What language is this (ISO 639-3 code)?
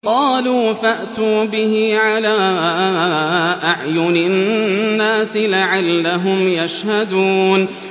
ara